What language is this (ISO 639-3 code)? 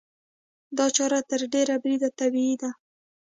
pus